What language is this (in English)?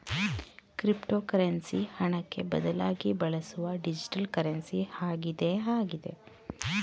Kannada